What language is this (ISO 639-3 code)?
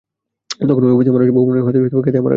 ben